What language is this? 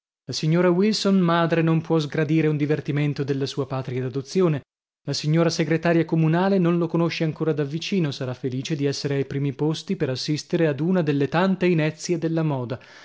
Italian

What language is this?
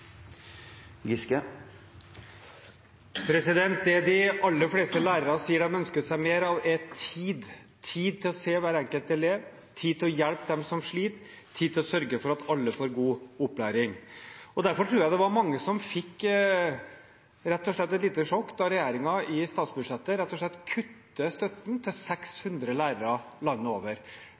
Norwegian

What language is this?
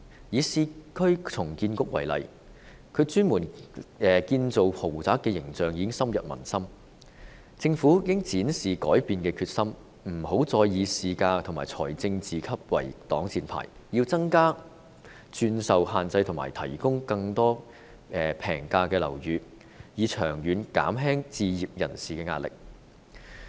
Cantonese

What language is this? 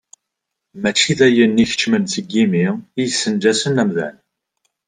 Kabyle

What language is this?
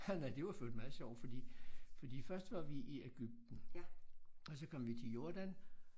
Danish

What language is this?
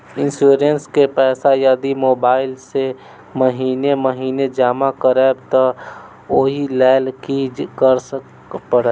Maithili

